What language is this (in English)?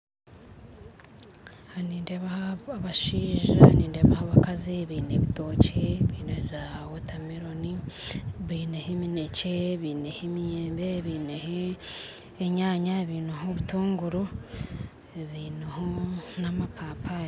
Nyankole